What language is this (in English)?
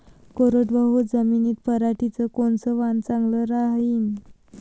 Marathi